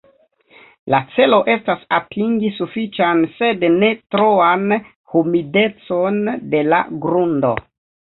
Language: Esperanto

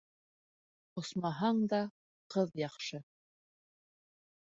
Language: Bashkir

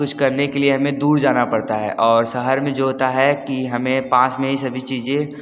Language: Hindi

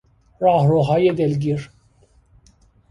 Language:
Persian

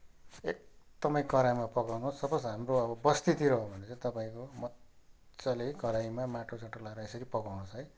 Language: Nepali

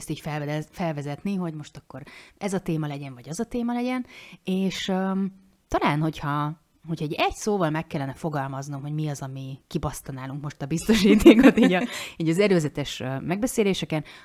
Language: Hungarian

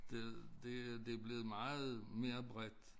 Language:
Danish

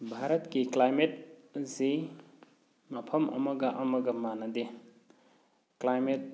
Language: Manipuri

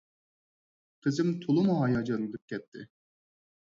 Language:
Uyghur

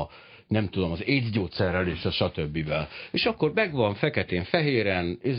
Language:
Hungarian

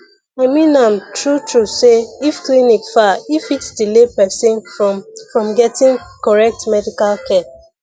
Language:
Nigerian Pidgin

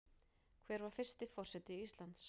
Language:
Icelandic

